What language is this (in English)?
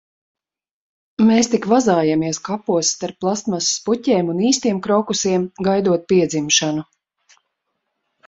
Latvian